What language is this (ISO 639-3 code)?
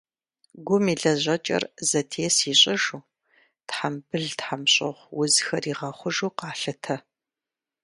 kbd